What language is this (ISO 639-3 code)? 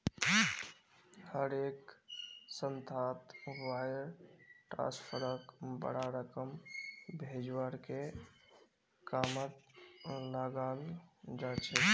mag